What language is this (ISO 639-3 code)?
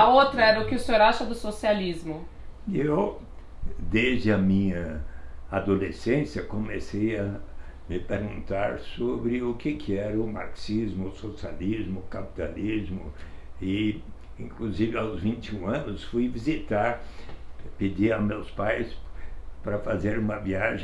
por